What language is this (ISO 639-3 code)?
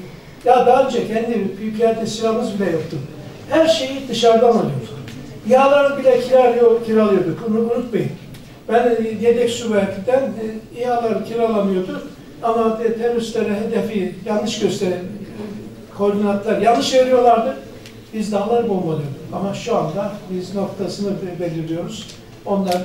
tur